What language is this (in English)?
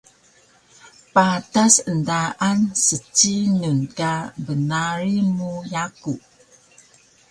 Taroko